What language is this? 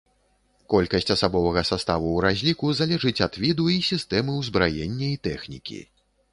Belarusian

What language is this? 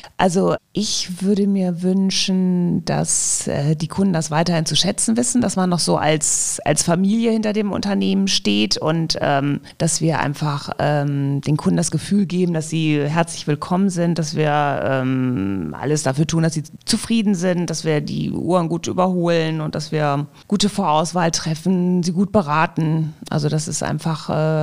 German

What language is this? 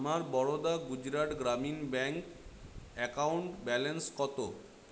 Bangla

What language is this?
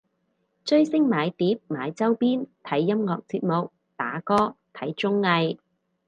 Cantonese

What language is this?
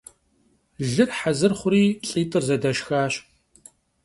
Kabardian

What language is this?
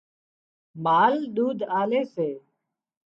Wadiyara Koli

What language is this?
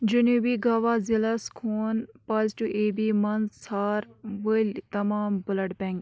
Kashmiri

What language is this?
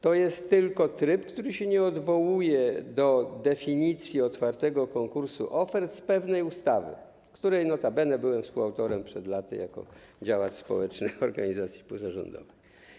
Polish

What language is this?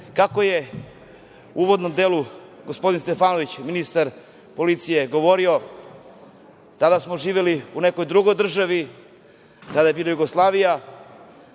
Serbian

